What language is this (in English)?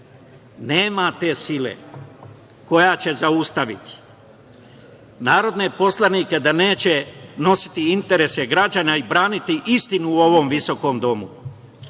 Serbian